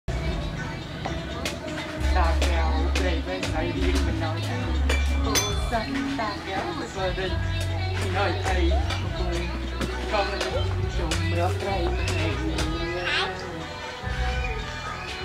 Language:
Thai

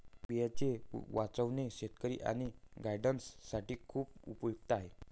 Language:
Marathi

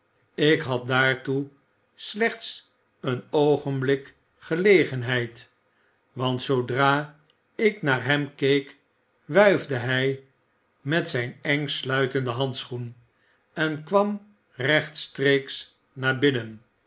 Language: Dutch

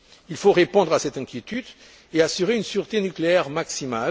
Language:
French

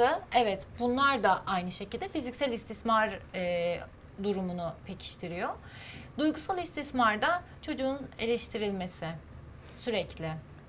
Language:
Turkish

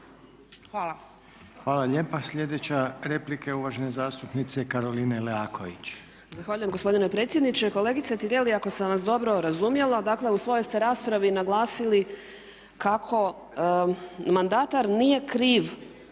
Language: Croatian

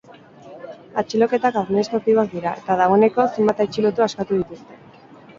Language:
Basque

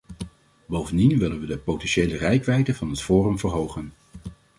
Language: Dutch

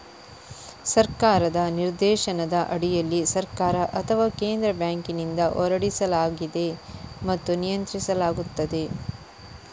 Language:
Kannada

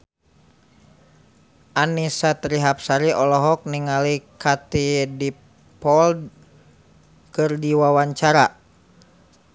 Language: Sundanese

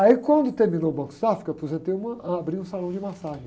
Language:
Portuguese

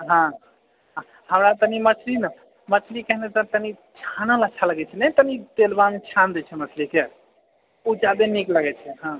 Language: Maithili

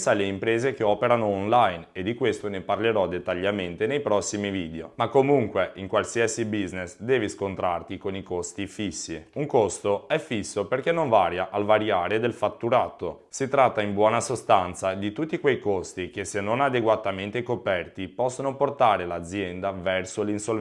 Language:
Italian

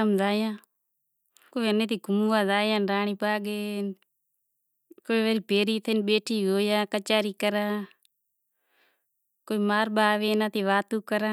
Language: Kachi Koli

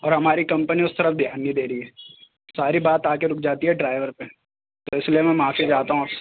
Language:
Urdu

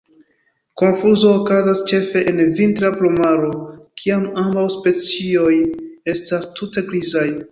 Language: Esperanto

